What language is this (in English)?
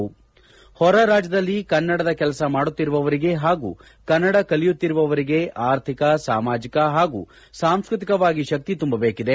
Kannada